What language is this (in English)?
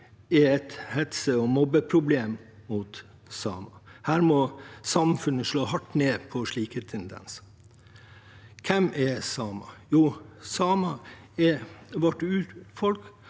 Norwegian